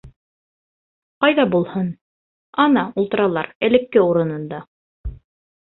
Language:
Bashkir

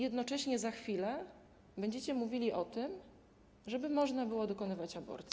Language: Polish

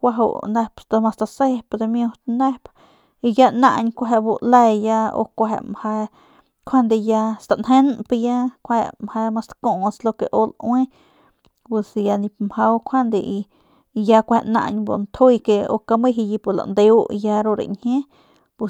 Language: Northern Pame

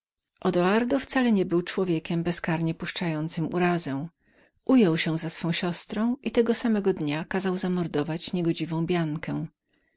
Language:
Polish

